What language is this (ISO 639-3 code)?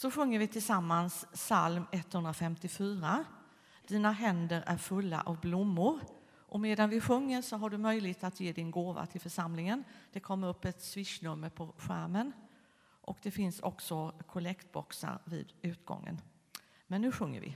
swe